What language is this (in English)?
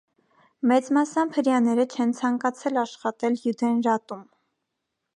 Armenian